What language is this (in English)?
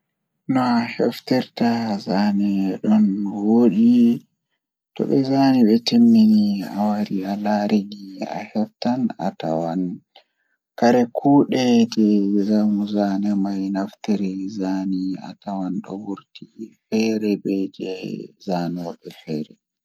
Fula